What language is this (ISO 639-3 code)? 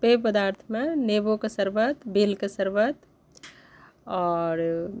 mai